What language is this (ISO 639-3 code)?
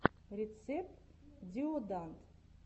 rus